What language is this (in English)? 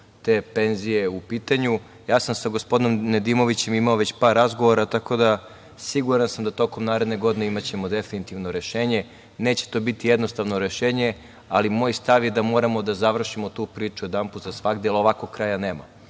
Serbian